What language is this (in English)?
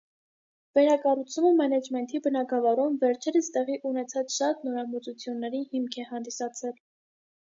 Armenian